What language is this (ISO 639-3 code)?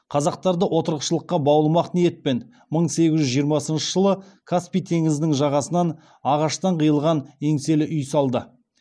kaz